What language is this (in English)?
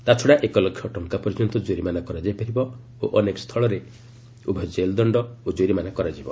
Odia